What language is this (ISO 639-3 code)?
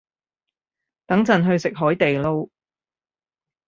yue